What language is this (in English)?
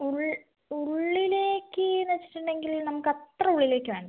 Malayalam